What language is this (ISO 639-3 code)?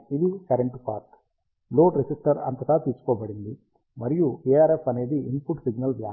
tel